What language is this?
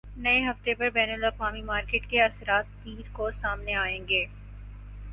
Urdu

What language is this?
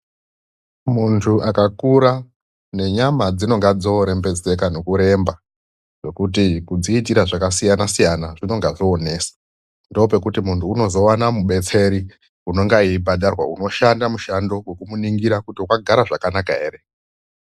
Ndau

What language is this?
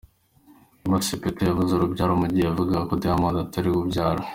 Kinyarwanda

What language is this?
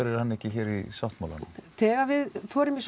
Icelandic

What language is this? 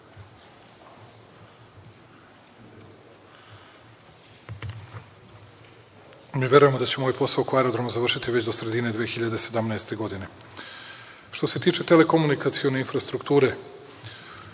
Serbian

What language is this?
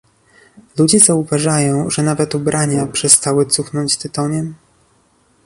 Polish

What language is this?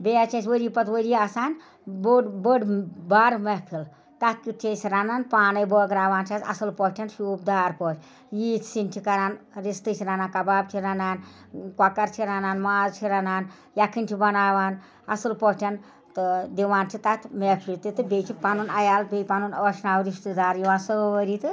Kashmiri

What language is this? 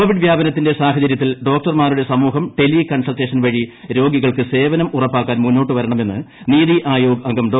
Malayalam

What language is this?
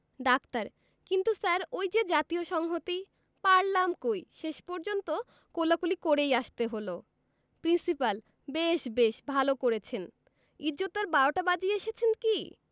Bangla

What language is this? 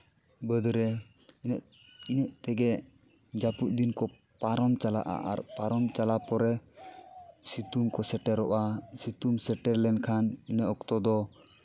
Santali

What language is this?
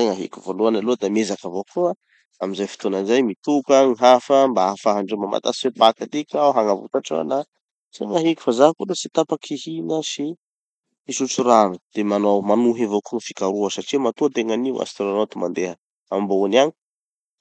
Tanosy Malagasy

